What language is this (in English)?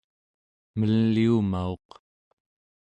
Central Yupik